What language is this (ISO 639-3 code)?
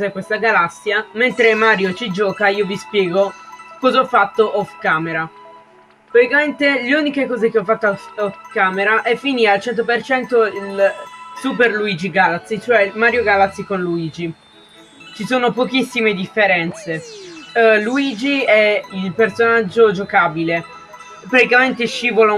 ita